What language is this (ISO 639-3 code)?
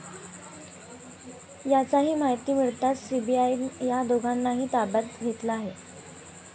mar